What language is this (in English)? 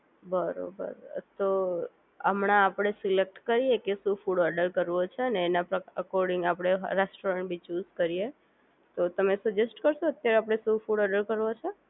Gujarati